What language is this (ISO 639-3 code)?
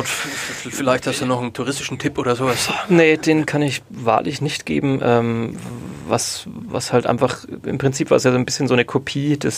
deu